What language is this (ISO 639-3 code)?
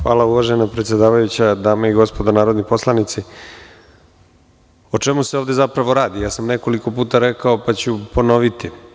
srp